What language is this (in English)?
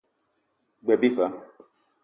Eton (Cameroon)